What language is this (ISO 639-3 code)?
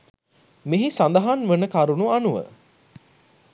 sin